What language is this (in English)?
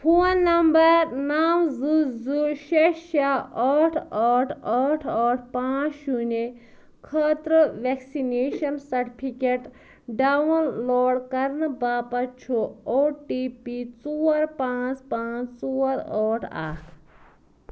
Kashmiri